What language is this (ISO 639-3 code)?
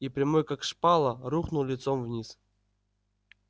rus